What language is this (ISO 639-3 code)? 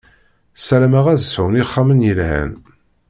kab